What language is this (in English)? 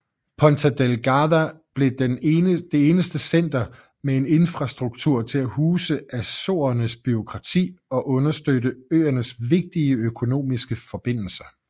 Danish